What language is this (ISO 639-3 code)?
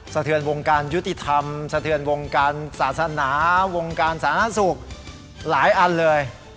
tha